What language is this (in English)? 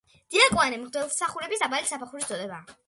Georgian